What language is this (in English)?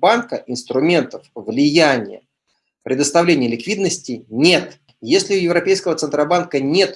Russian